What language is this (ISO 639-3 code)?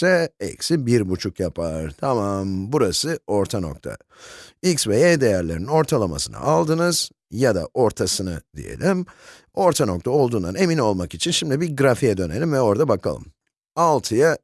tur